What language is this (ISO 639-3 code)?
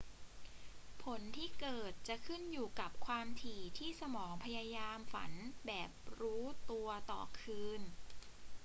tha